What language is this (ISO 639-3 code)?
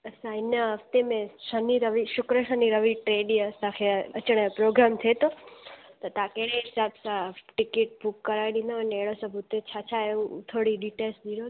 snd